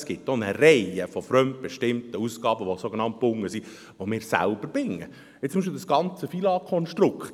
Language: Swiss German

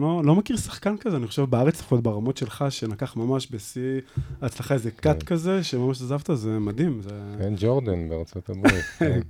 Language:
Hebrew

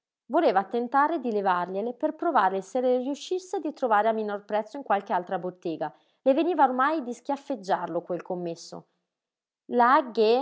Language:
Italian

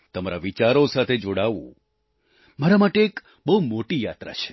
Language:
Gujarati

